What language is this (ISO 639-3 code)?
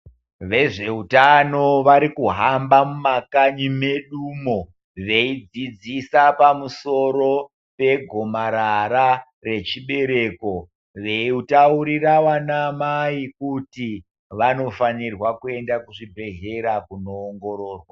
ndc